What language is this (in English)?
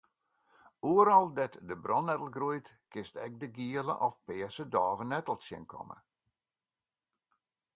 Western Frisian